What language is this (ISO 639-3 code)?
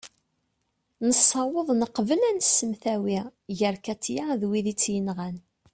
kab